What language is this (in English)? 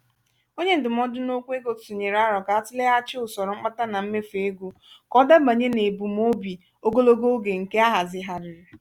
Igbo